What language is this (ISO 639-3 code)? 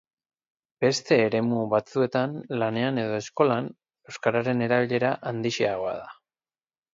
eus